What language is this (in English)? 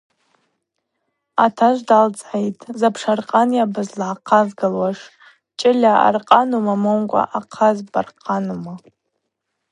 Abaza